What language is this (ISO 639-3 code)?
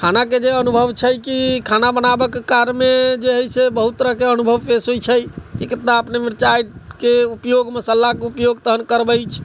mai